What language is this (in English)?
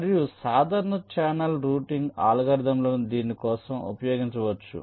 Telugu